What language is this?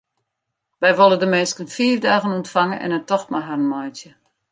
Western Frisian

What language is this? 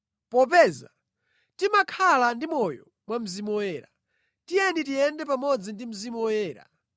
Nyanja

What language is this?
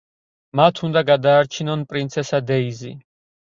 Georgian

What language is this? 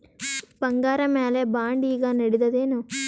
Kannada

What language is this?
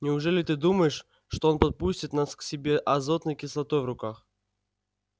Russian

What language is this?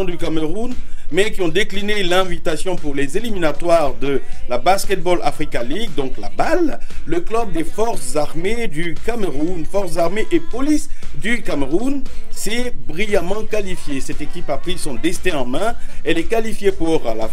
French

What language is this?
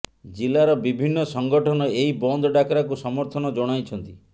Odia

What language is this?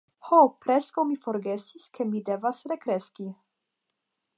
Esperanto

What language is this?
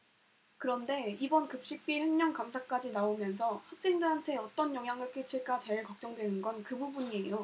Korean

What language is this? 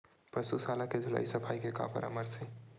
Chhattisgarhi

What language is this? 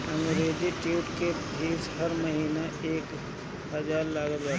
Bhojpuri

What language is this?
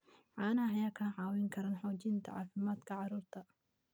Somali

